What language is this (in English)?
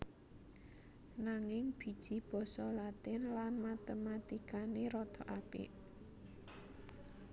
Javanese